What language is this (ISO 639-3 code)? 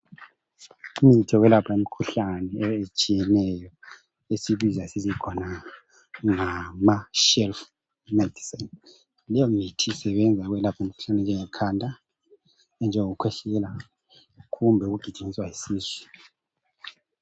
nde